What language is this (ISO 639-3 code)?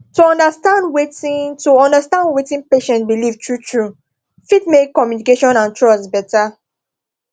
pcm